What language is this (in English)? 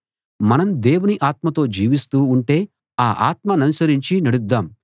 Telugu